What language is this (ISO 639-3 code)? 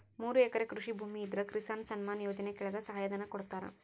kan